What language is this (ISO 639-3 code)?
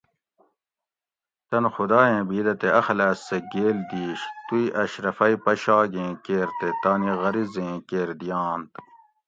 gwc